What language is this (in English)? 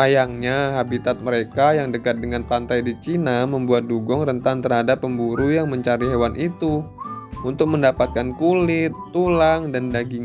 Indonesian